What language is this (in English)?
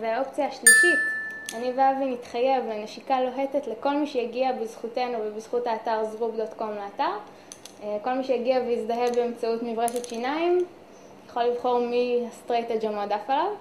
Hebrew